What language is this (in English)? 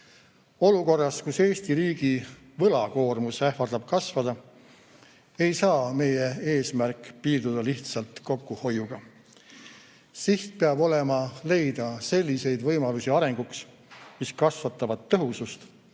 Estonian